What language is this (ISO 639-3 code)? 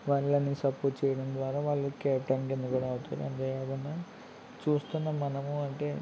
tel